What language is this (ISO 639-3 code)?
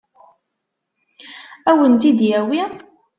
kab